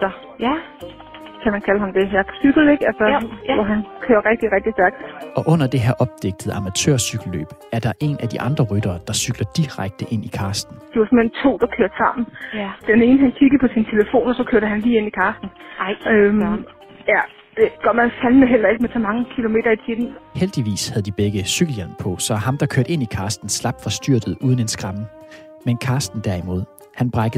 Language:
Danish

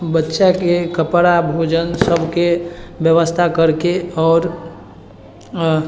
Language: Maithili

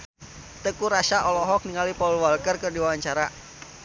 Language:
Sundanese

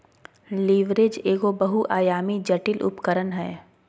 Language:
Magahi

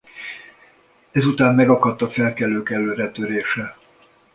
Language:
Hungarian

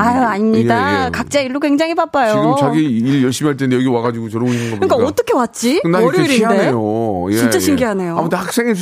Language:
Korean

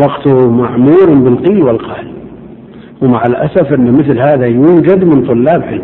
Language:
Arabic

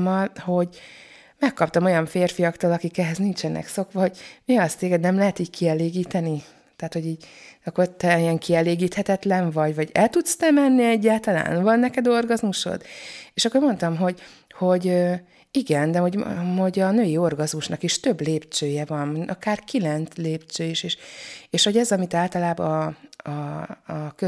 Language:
Hungarian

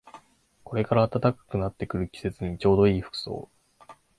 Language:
Japanese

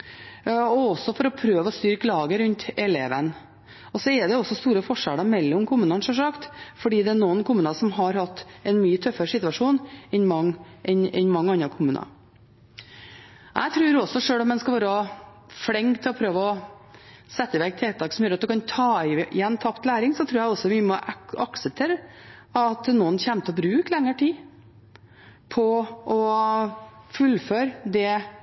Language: Norwegian Bokmål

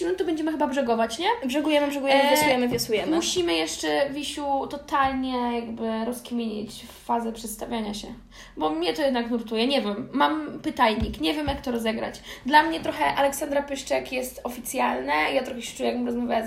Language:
Polish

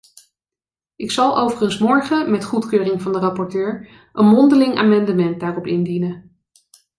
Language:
Dutch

